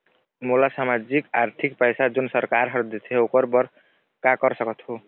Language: Chhattisgarhi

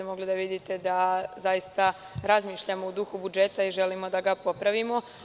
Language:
Serbian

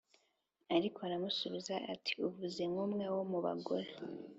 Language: Kinyarwanda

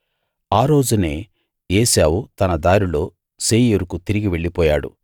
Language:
Telugu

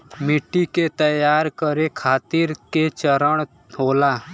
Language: Bhojpuri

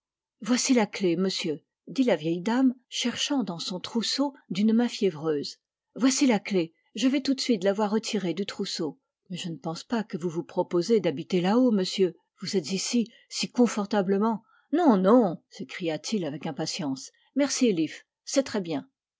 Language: French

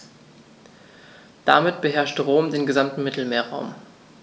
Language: German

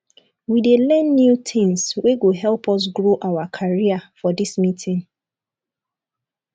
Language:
Nigerian Pidgin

